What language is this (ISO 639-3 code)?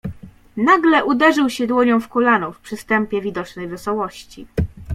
pol